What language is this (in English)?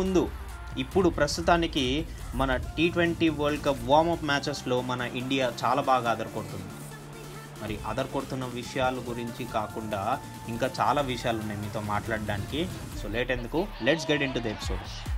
Telugu